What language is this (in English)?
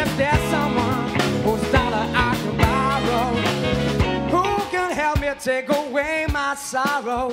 English